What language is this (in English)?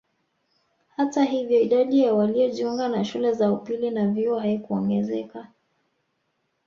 Swahili